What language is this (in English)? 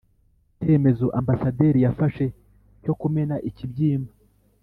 Kinyarwanda